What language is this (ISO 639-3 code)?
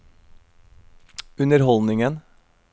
nor